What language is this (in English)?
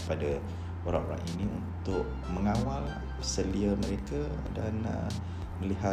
Malay